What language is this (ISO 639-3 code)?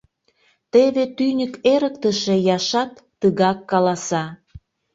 chm